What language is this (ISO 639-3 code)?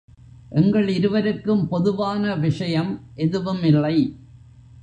tam